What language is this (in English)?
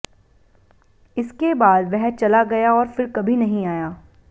Hindi